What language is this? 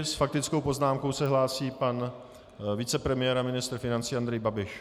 Czech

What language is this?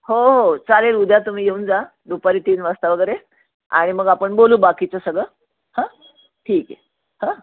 Marathi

